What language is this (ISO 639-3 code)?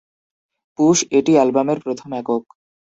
ben